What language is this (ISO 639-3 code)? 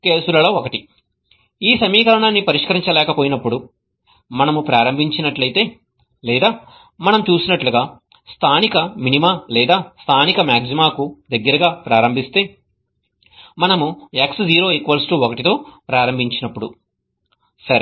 tel